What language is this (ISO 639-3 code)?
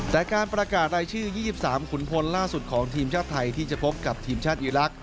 tha